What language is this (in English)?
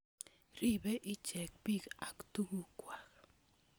Kalenjin